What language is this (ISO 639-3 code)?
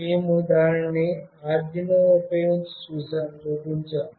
tel